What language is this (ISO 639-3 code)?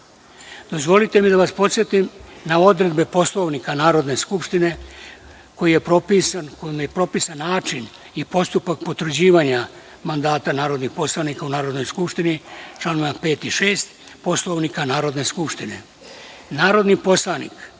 srp